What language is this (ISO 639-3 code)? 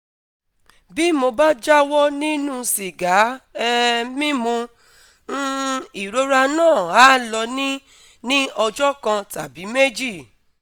yor